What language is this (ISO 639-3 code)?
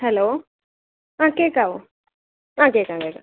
mal